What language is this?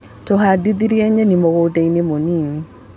Kikuyu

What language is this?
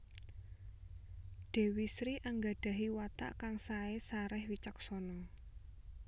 Javanese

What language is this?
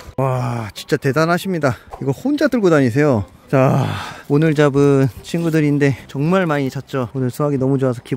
Korean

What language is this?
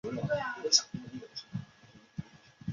Chinese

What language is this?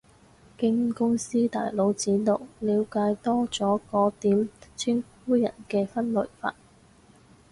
Cantonese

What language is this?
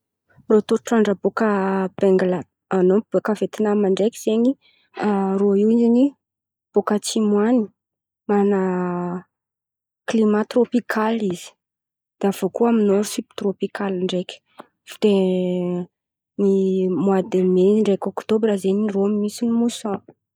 Antankarana Malagasy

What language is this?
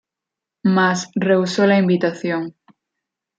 Spanish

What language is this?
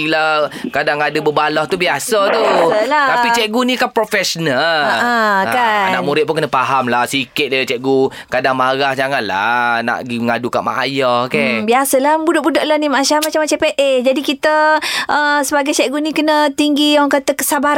Malay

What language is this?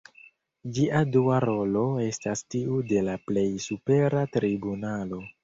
Esperanto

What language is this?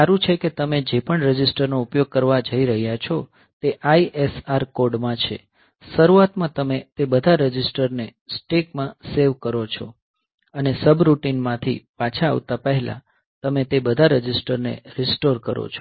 Gujarati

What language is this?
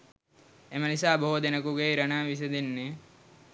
Sinhala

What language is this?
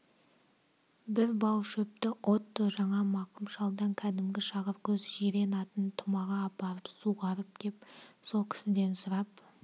Kazakh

